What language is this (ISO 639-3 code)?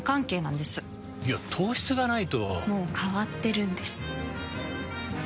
jpn